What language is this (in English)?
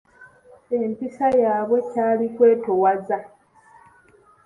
Ganda